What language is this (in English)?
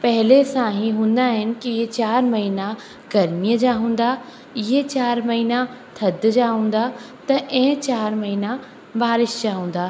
Sindhi